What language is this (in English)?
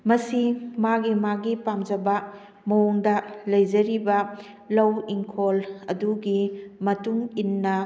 Manipuri